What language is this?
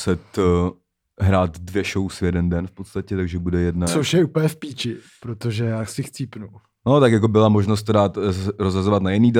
Czech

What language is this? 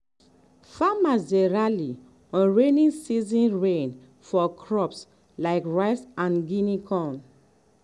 Nigerian Pidgin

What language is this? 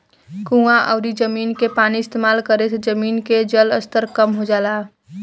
Bhojpuri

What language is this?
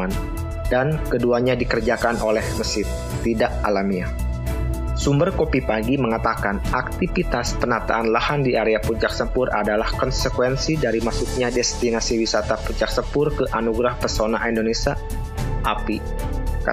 Indonesian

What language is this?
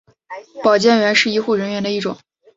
Chinese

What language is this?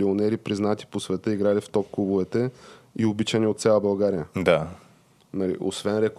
Bulgarian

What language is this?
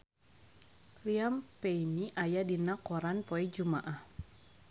Sundanese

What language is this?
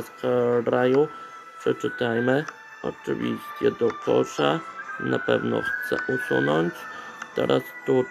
Polish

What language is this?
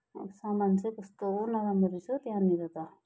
Nepali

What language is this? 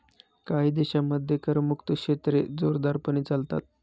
Marathi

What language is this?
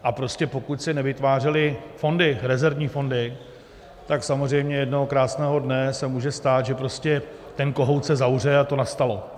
Czech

